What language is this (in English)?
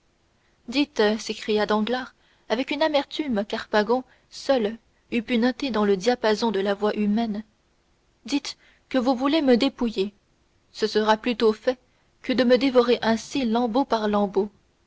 French